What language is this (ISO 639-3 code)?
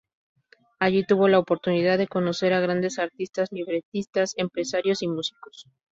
spa